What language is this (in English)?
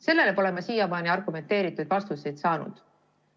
Estonian